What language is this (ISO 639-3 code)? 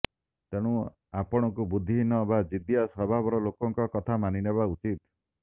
ori